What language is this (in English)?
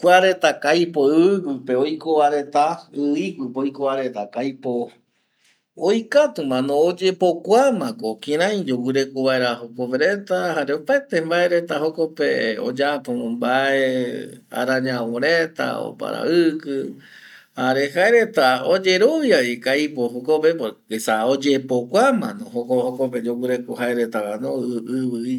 Eastern Bolivian Guaraní